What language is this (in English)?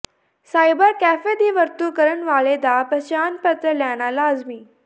Punjabi